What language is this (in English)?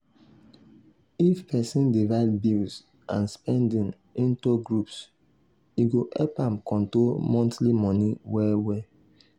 Nigerian Pidgin